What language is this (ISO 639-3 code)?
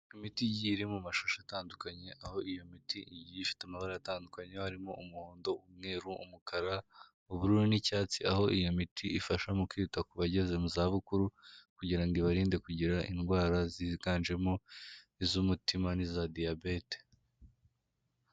kin